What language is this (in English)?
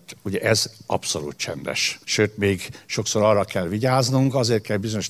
Hungarian